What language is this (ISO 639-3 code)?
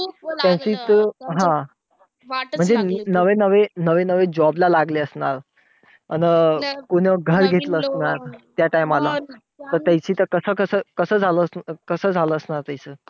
mar